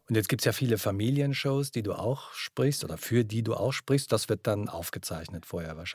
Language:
German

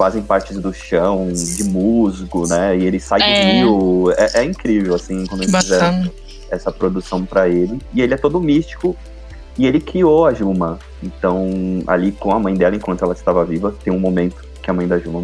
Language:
Portuguese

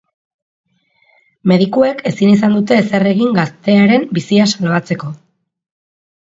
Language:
Basque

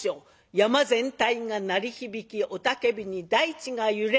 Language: Japanese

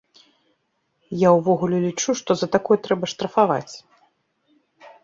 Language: Belarusian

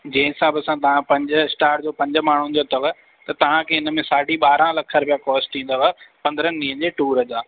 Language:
Sindhi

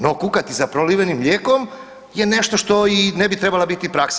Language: Croatian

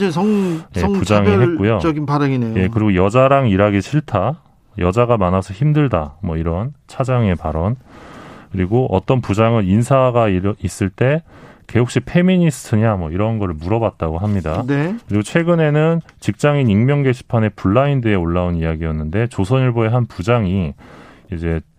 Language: Korean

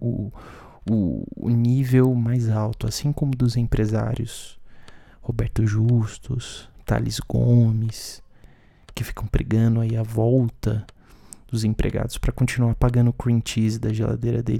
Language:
Portuguese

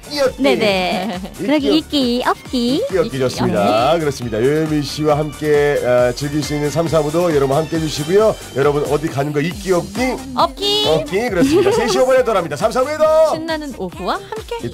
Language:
Korean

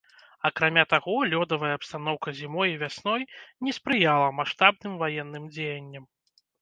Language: Belarusian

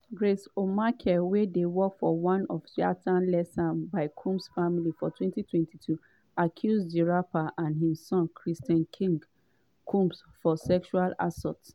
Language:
Nigerian Pidgin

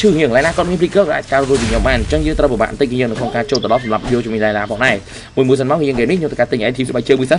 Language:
Vietnamese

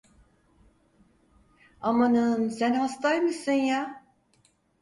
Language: Turkish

